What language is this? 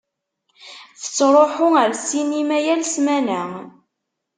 Kabyle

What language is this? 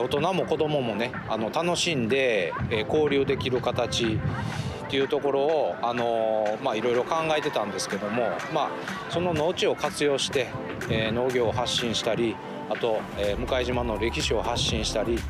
Japanese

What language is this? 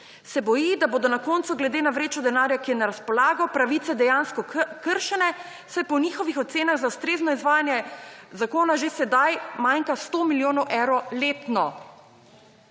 Slovenian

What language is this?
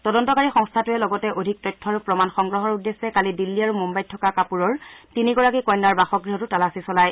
Assamese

